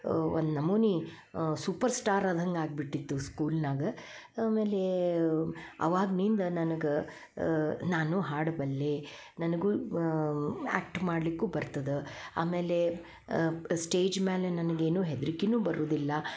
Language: Kannada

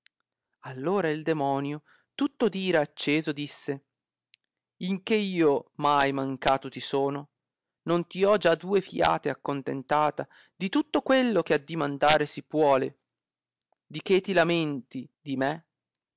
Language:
Italian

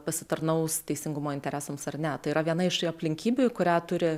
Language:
Lithuanian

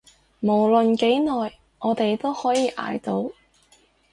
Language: Cantonese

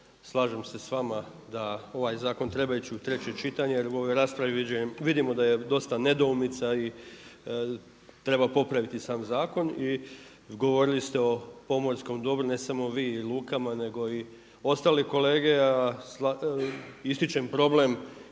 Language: Croatian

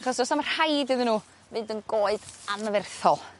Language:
Welsh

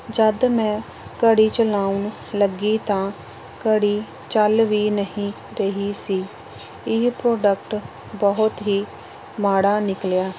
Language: Punjabi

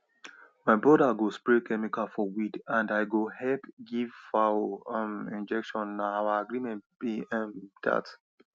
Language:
Nigerian Pidgin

